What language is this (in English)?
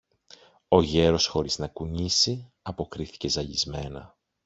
Greek